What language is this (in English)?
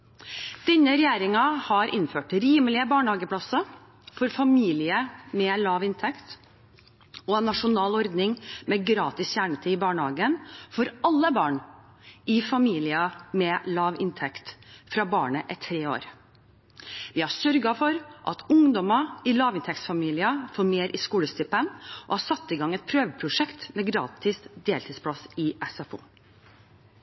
Norwegian Bokmål